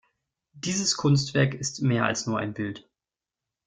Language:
German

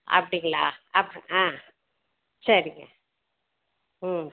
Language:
Tamil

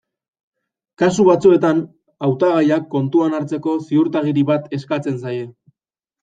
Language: Basque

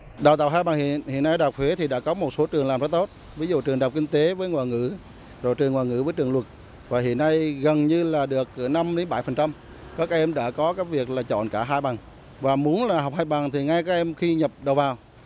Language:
Vietnamese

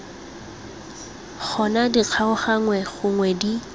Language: Tswana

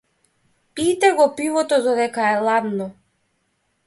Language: Macedonian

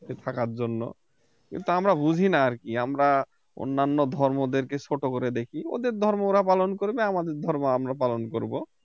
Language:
Bangla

